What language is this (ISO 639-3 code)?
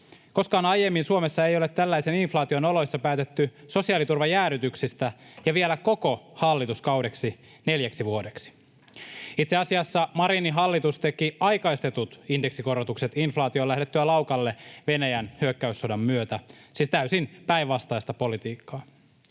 fin